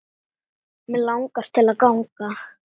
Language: Icelandic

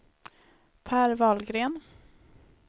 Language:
Swedish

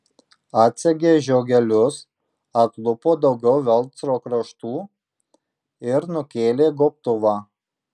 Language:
Lithuanian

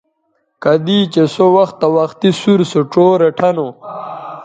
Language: Bateri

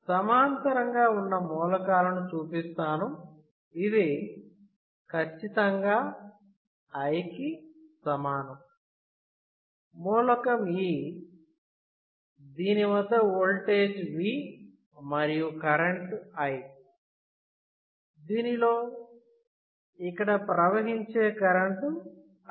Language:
Telugu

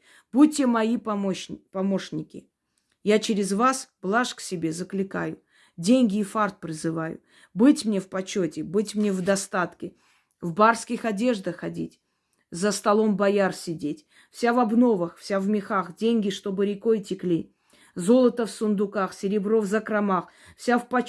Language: Russian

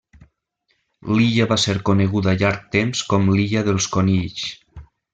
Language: Catalan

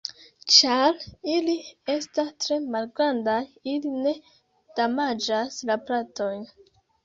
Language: Esperanto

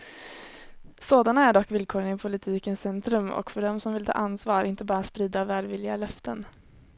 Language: Swedish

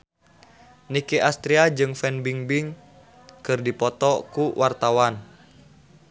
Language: Sundanese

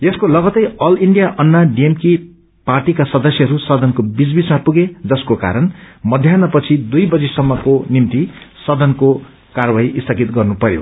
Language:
Nepali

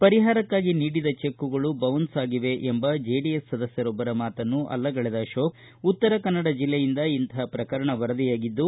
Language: Kannada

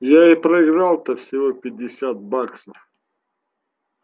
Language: Russian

